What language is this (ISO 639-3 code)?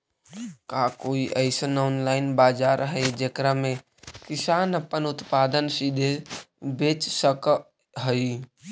mag